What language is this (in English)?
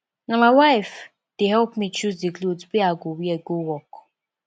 Nigerian Pidgin